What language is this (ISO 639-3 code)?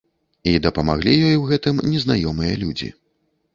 bel